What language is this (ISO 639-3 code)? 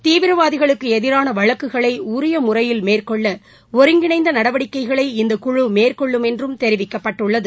tam